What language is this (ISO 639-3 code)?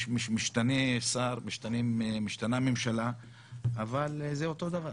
heb